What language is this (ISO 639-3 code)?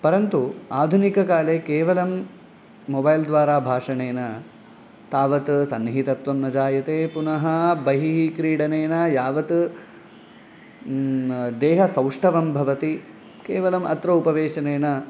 san